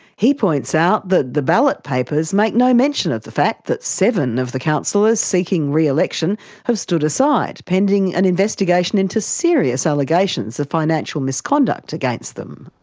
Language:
English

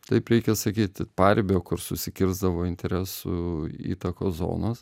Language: Lithuanian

